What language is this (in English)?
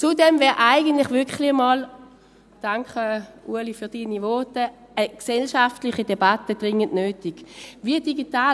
Swiss German